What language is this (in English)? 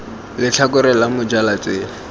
Tswana